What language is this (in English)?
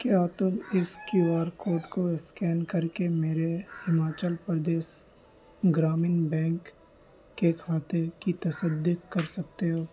Urdu